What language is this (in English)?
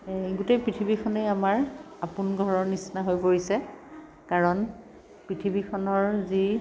Assamese